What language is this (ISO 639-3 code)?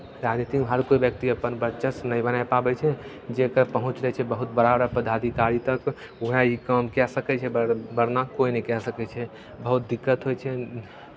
mai